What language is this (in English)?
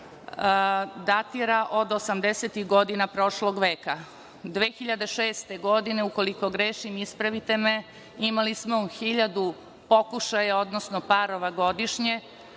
Serbian